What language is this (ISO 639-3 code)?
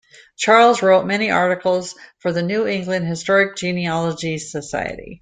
eng